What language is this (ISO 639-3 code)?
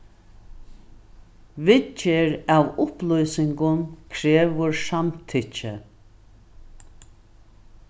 fao